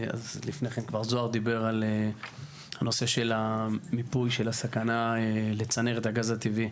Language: Hebrew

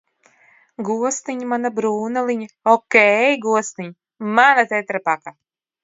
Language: Latvian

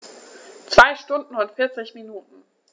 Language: German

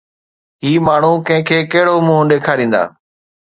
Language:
Sindhi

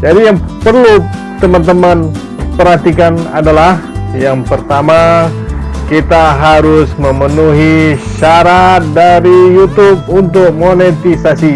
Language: Indonesian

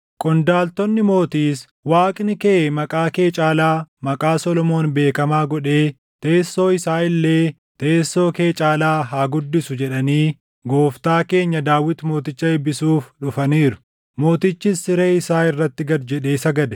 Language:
Oromo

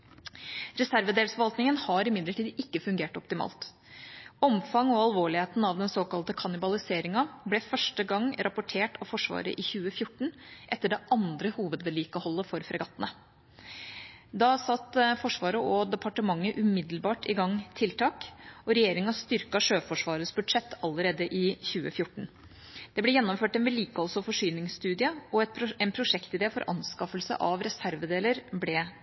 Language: Norwegian Bokmål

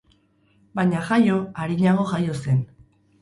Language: Basque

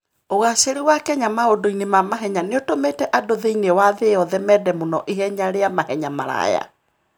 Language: Kikuyu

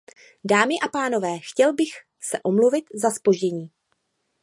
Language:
Czech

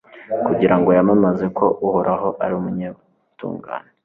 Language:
Kinyarwanda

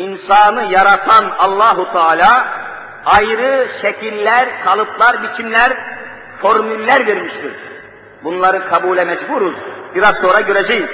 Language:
Turkish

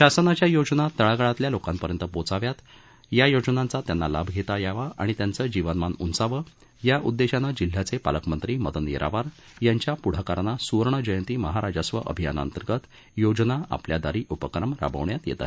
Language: Marathi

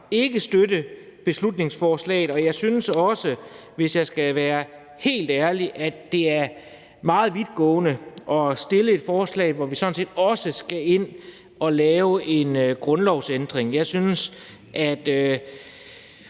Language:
Danish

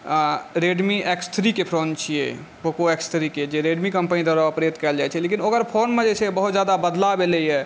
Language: Maithili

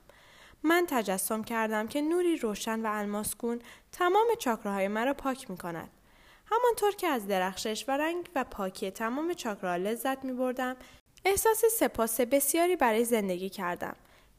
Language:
Persian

